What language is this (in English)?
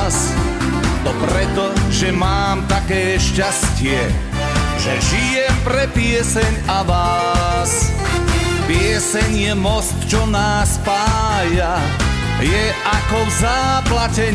Croatian